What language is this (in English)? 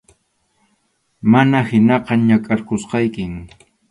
Arequipa-La Unión Quechua